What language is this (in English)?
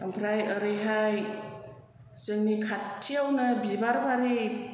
Bodo